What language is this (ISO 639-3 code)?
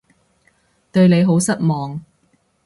yue